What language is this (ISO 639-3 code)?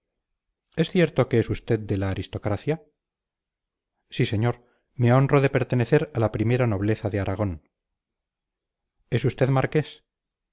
spa